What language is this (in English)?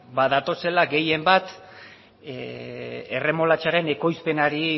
Basque